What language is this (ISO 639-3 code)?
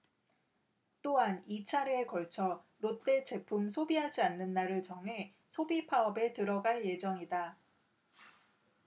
kor